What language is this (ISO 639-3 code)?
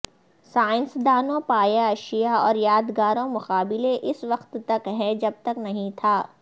urd